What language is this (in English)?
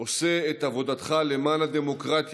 Hebrew